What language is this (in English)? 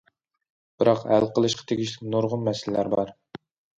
Uyghur